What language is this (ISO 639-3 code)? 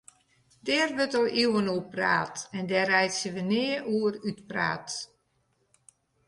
fry